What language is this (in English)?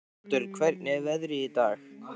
Icelandic